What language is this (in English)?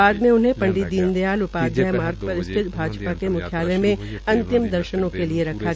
Hindi